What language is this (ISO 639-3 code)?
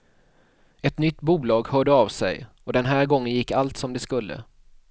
swe